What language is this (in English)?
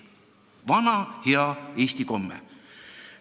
Estonian